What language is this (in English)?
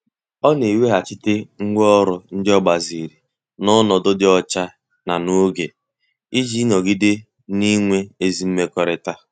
Igbo